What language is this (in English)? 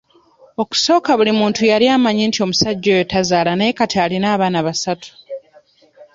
Ganda